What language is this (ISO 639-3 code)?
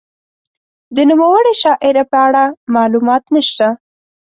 pus